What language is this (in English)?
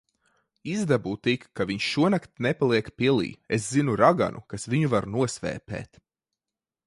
Latvian